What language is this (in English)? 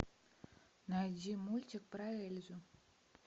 Russian